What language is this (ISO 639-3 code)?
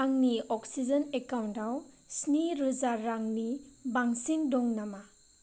brx